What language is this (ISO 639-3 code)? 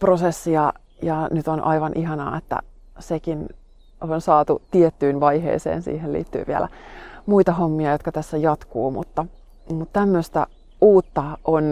fin